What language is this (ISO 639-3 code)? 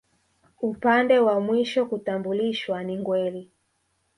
swa